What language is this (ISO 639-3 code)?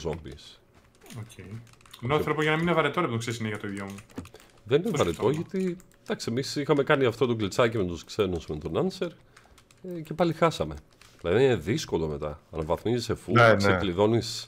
ell